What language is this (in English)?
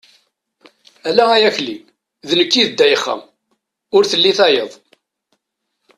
Kabyle